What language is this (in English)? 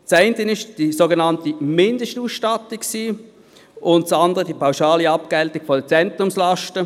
Swiss German